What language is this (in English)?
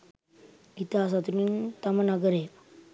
Sinhala